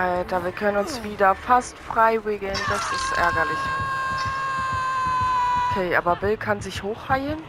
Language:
German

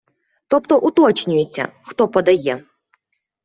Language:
Ukrainian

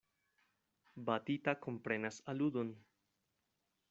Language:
Esperanto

